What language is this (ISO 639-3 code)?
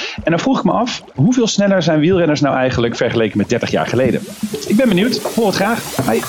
nld